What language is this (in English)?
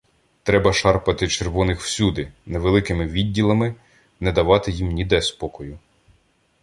Ukrainian